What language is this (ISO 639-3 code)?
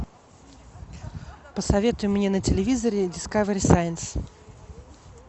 rus